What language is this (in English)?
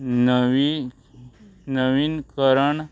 Konkani